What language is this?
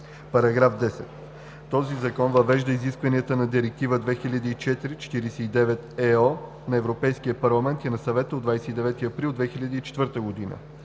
Bulgarian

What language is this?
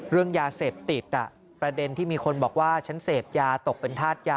Thai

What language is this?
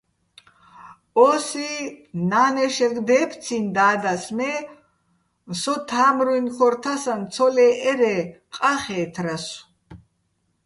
Bats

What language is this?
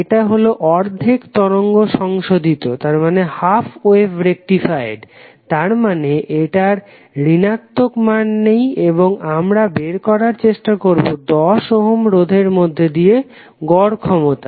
Bangla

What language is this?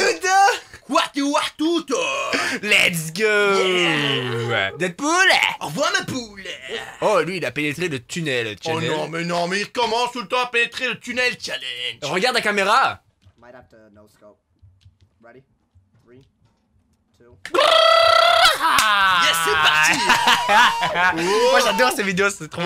French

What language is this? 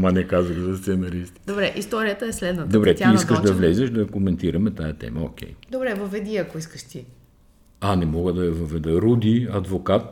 Bulgarian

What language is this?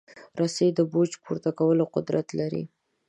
Pashto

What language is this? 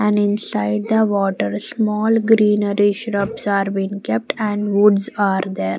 English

